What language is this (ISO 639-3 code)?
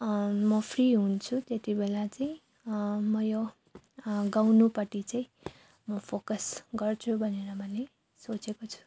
nep